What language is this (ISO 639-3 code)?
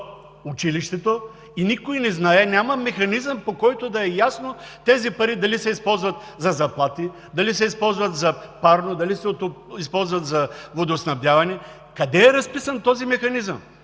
bul